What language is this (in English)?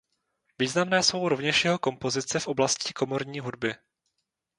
Czech